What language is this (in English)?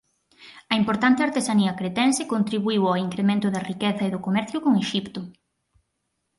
Galician